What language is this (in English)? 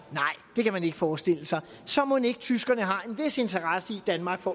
Danish